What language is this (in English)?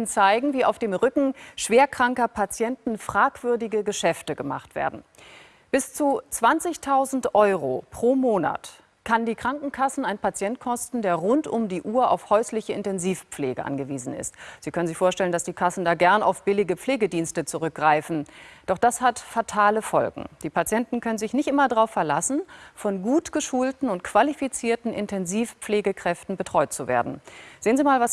German